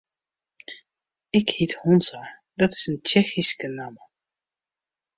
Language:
Western Frisian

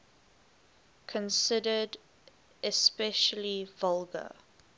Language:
English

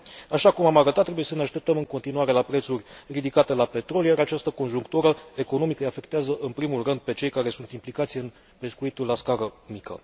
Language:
Romanian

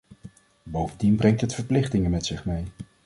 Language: Dutch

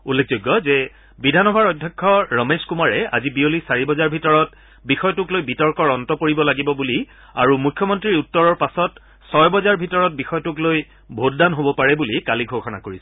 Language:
Assamese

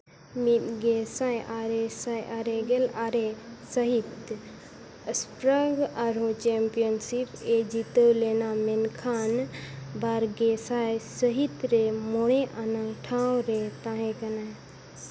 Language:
Santali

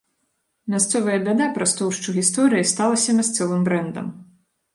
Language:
Belarusian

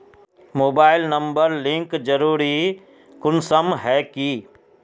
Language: Magahi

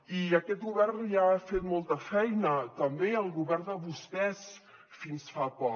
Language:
Catalan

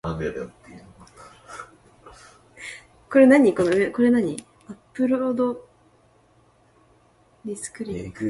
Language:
Japanese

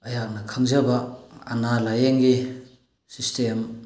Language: Manipuri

